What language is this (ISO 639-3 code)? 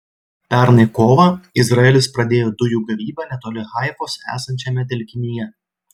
lit